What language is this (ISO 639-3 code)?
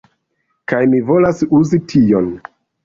epo